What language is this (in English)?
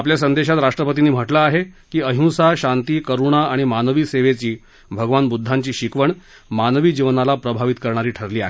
Marathi